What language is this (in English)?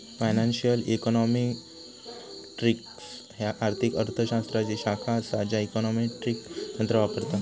Marathi